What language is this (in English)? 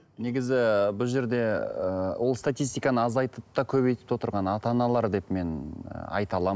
Kazakh